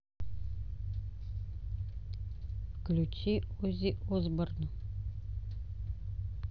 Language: Russian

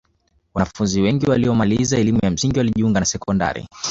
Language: Swahili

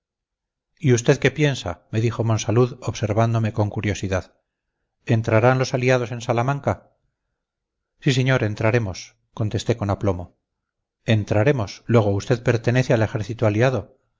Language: Spanish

